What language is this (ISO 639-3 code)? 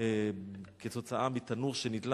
heb